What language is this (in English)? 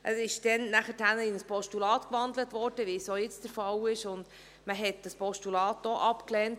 Swiss German